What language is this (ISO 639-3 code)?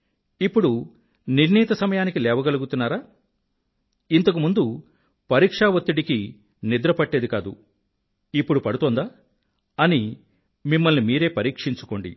tel